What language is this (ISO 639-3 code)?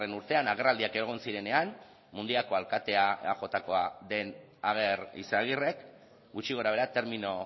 eus